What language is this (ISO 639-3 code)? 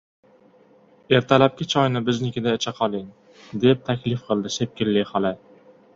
uzb